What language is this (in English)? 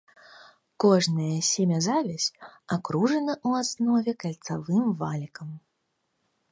Belarusian